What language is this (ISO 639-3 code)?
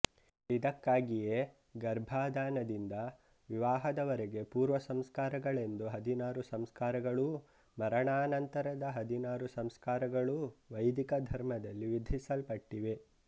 kan